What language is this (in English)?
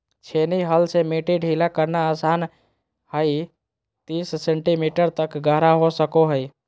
Magahi